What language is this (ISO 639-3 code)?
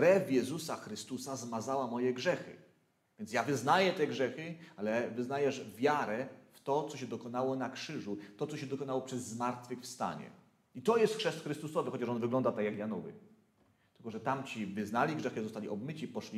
pol